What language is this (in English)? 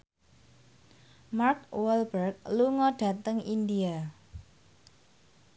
Javanese